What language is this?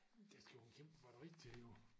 Danish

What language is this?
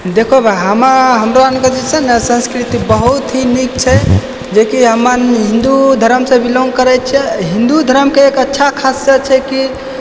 Maithili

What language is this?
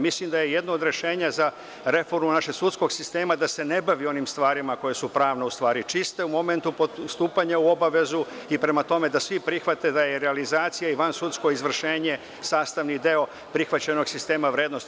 Serbian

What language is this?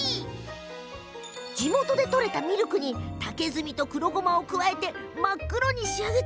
Japanese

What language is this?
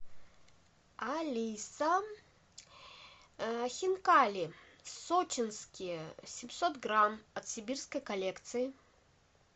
Russian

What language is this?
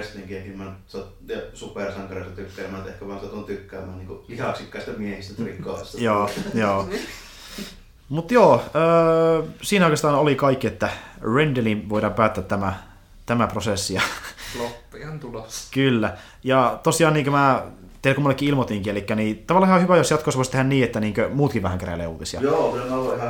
Finnish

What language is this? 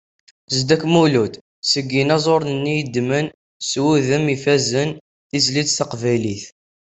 Kabyle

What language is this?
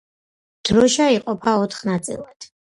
Georgian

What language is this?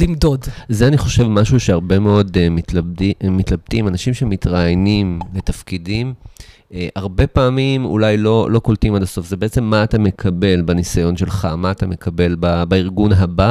Hebrew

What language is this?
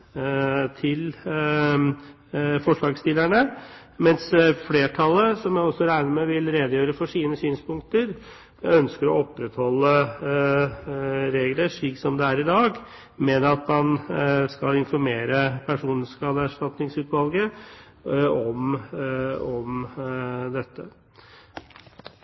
Norwegian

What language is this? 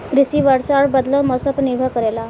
Bhojpuri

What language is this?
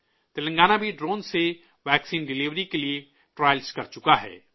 Urdu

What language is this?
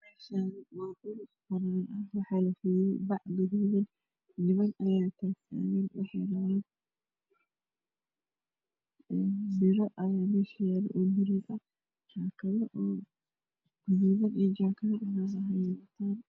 Somali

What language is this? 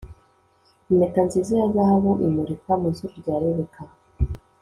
Kinyarwanda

